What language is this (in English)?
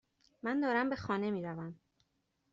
Persian